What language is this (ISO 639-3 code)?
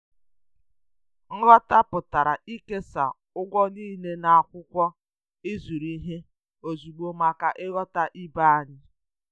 ibo